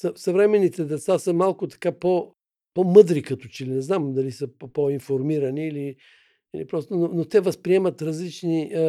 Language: Bulgarian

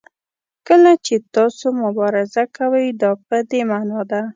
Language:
Pashto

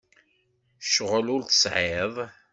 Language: Kabyle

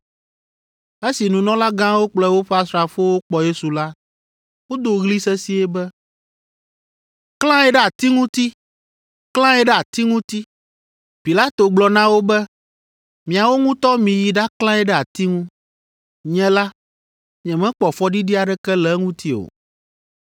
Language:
Ewe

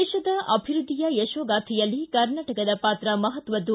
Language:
Kannada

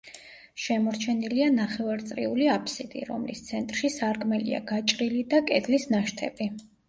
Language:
Georgian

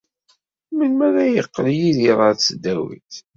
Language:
Kabyle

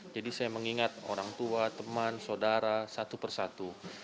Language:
Indonesian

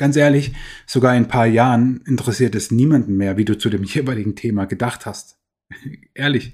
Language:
German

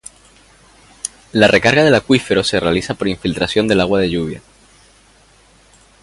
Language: Spanish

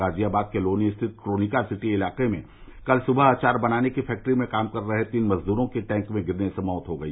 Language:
Hindi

